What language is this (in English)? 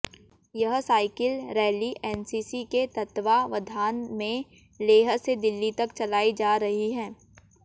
Hindi